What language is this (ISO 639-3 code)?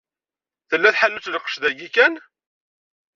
kab